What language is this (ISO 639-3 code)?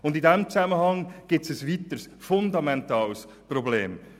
gsw